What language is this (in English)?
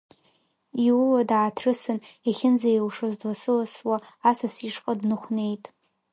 Abkhazian